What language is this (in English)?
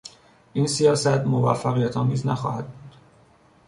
Persian